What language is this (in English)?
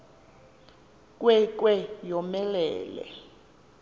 Xhosa